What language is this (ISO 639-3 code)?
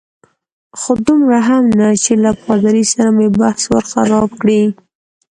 pus